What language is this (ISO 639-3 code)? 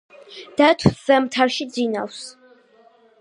kat